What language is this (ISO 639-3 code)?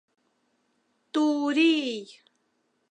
chm